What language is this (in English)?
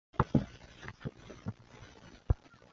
Chinese